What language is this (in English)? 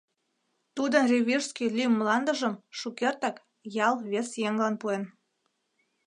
Mari